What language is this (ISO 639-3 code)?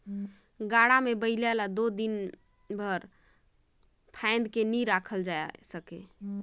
hne